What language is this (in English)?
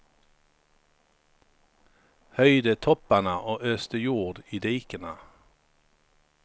Swedish